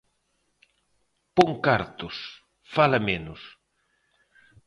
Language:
Galician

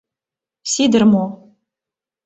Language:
Mari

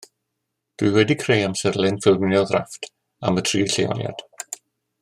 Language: Welsh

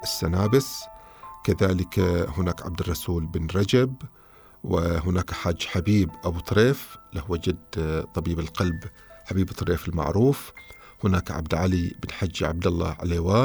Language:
Arabic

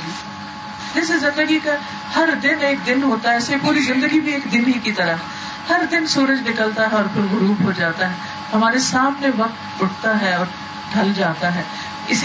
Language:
Urdu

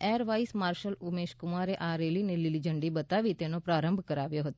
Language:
Gujarati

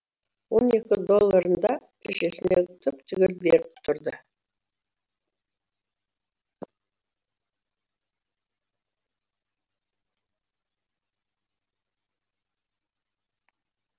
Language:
Kazakh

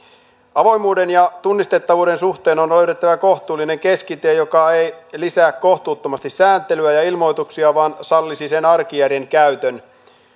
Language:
Finnish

